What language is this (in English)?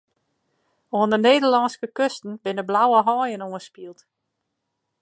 Western Frisian